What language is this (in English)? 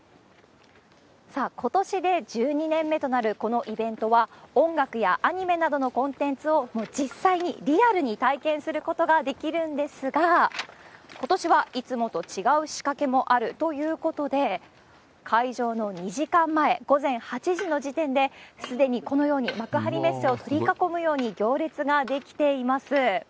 Japanese